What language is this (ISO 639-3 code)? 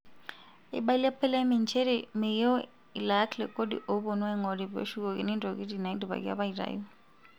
mas